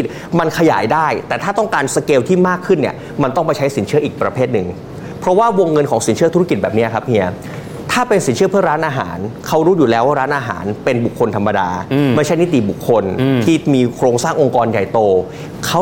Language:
Thai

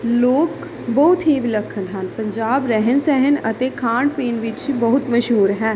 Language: Punjabi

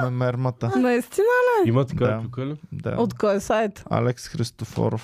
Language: Bulgarian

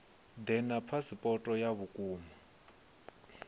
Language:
Venda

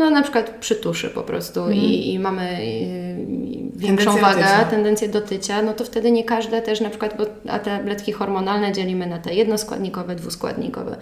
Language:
Polish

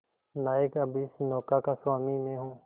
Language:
Hindi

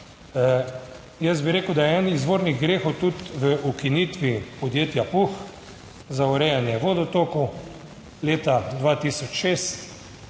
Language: Slovenian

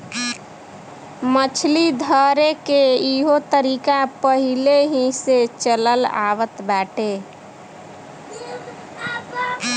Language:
Bhojpuri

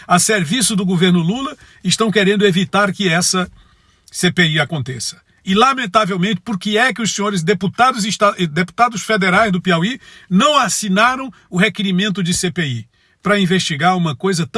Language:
Portuguese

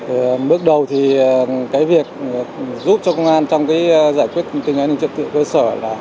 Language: Vietnamese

